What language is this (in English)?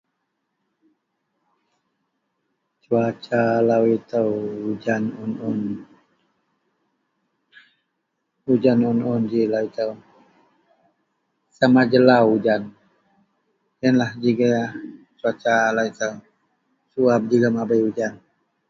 Central Melanau